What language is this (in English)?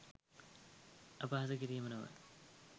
Sinhala